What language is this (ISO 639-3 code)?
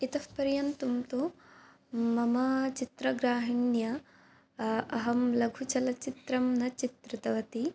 san